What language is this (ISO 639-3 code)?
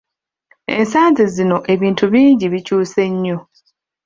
lug